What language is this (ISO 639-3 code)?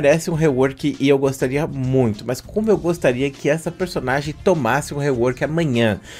por